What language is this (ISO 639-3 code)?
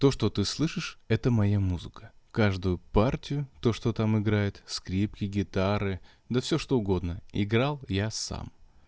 rus